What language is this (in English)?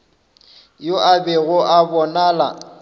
Northern Sotho